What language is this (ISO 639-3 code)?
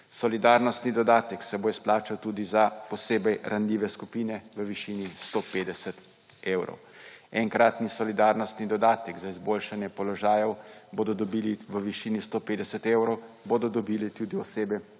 slv